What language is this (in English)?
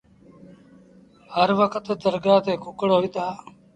Sindhi Bhil